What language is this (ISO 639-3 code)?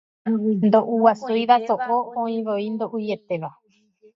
grn